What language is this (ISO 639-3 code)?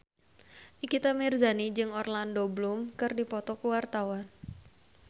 sun